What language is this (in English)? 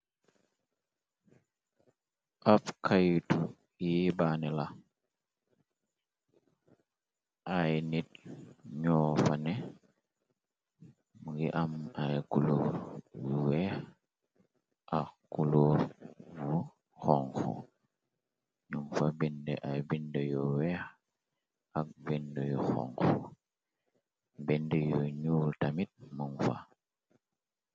Wolof